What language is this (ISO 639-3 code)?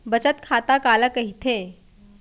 hne